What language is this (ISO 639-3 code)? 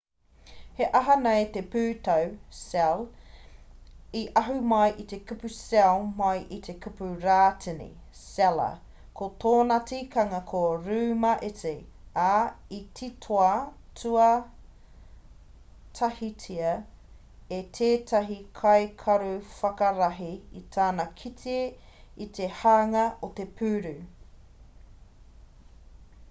mri